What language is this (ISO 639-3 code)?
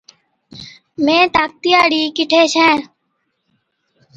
odk